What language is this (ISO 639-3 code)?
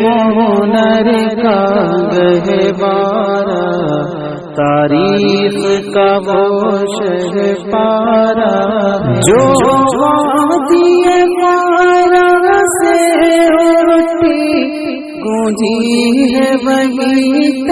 ara